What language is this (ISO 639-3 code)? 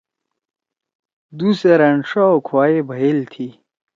trw